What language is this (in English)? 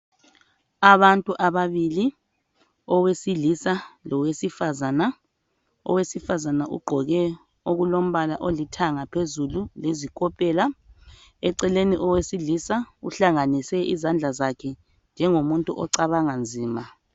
North Ndebele